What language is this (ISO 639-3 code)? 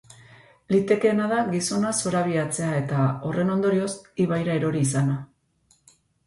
eus